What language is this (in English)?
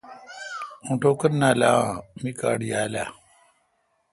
Kalkoti